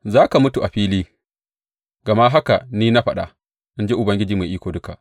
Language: Hausa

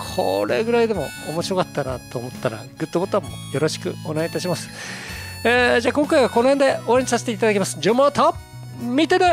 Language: Japanese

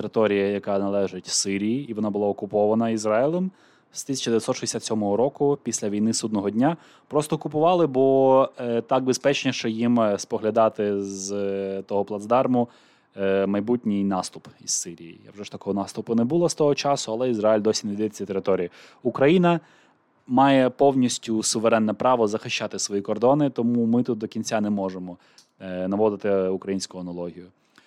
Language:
Ukrainian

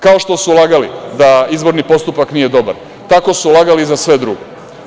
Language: Serbian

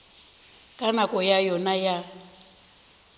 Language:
Northern Sotho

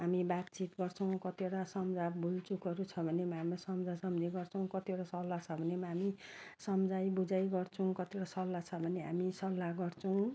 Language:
Nepali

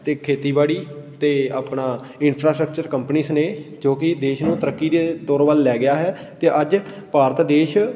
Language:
Punjabi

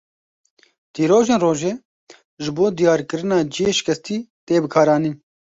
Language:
Kurdish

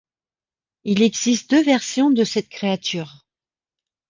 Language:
French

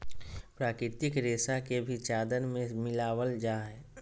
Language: Magahi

